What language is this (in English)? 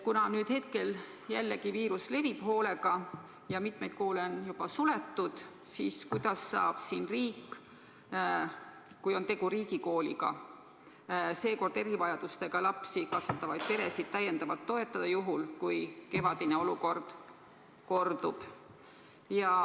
Estonian